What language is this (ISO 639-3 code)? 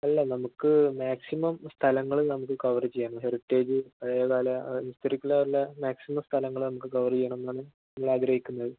mal